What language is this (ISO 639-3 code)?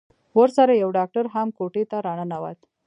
pus